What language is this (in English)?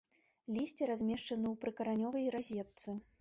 Belarusian